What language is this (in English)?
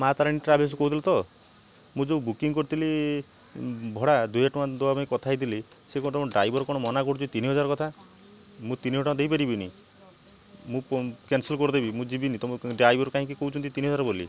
Odia